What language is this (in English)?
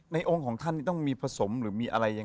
Thai